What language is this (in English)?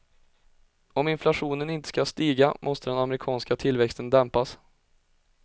Swedish